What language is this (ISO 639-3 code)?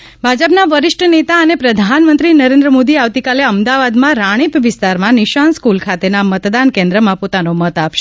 guj